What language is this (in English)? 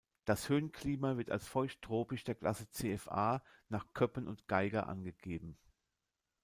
German